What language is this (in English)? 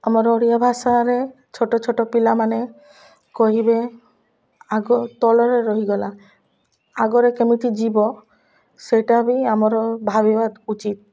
Odia